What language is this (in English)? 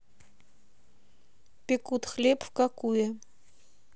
Russian